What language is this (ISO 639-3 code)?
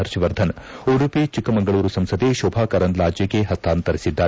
kan